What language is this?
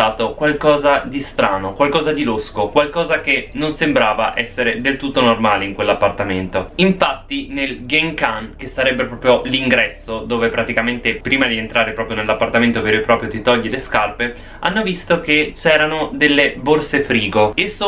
Italian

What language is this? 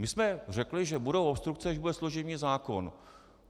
Czech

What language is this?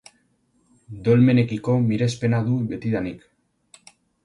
Basque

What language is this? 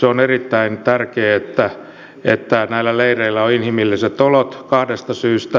Finnish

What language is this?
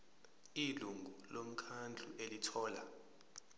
Zulu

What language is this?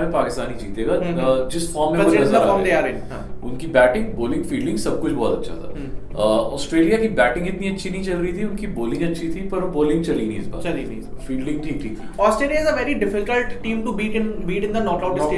Hindi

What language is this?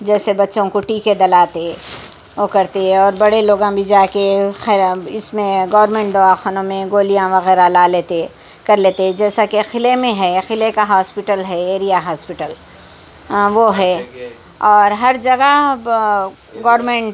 Urdu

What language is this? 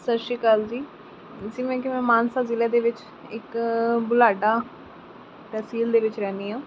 Punjabi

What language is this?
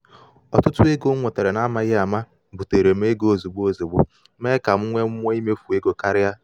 Igbo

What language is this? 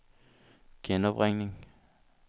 Danish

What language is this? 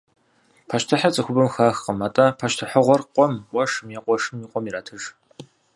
Kabardian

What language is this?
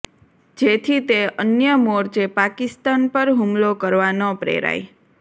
Gujarati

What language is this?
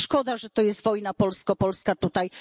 Polish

